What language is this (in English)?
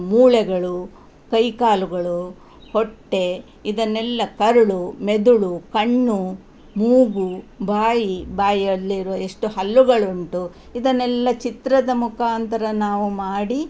Kannada